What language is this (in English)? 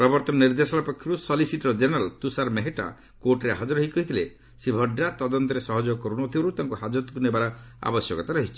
Odia